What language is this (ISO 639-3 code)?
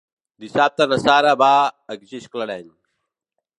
cat